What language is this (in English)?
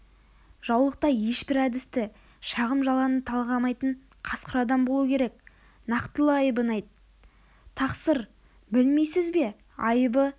Kazakh